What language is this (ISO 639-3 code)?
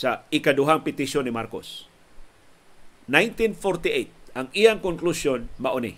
fil